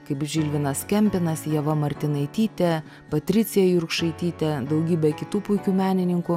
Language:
Lithuanian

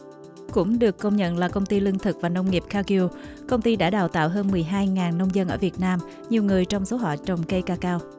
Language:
Vietnamese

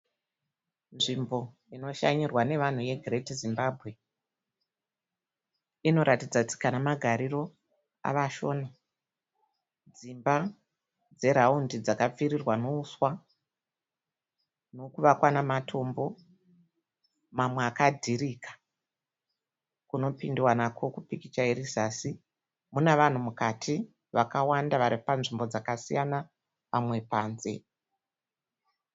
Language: Shona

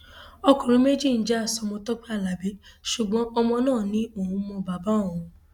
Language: Yoruba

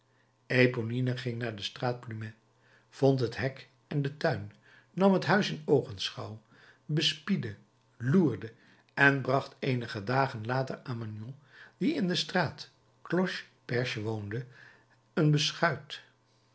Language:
Dutch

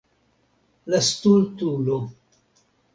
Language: Esperanto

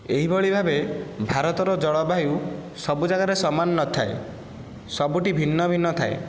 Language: Odia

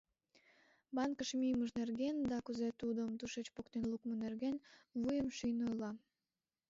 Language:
Mari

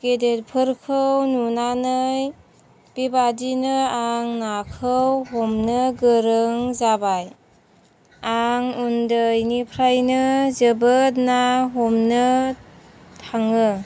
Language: Bodo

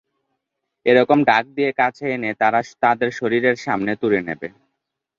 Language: Bangla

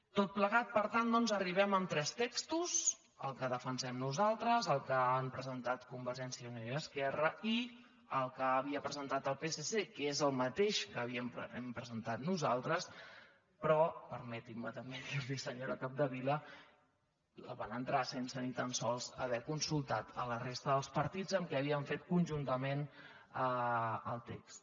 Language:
Catalan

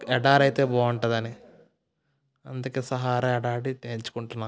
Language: Telugu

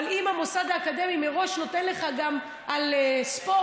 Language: Hebrew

